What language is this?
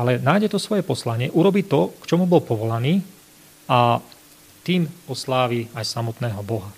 Slovak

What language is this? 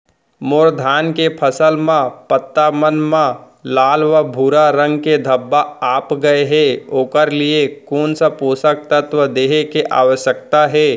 Chhattisgarhi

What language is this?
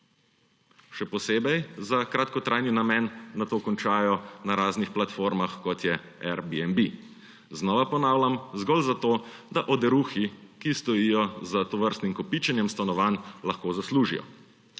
Slovenian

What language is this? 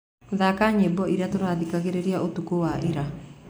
Kikuyu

